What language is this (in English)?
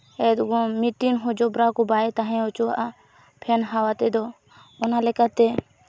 Santali